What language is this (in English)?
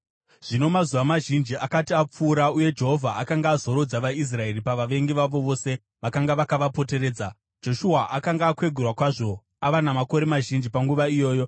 Shona